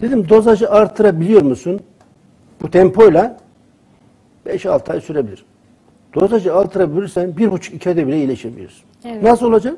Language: Turkish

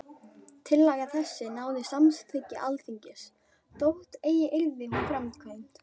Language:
Icelandic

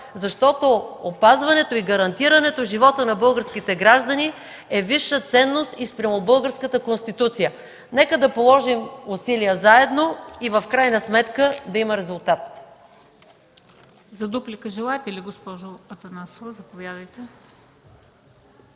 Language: Bulgarian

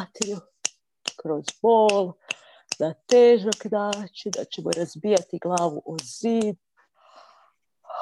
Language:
Croatian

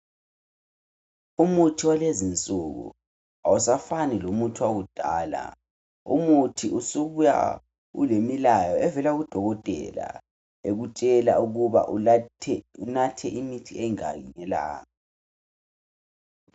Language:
North Ndebele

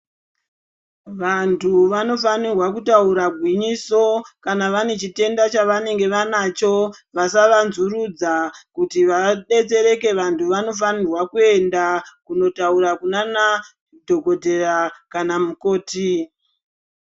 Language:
Ndau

